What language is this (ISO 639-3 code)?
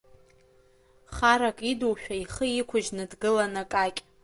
abk